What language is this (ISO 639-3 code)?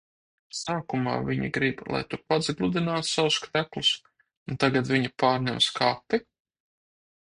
lav